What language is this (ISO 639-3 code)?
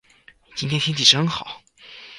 zho